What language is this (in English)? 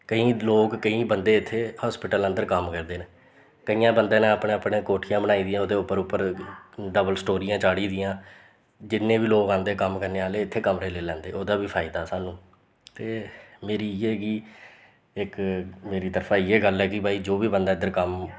Dogri